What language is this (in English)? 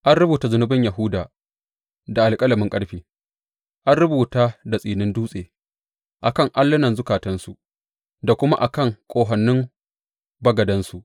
Hausa